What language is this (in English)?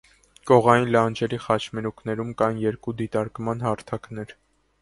Armenian